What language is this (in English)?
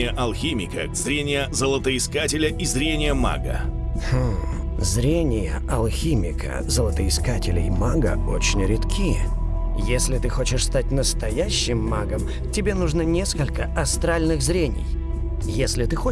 Russian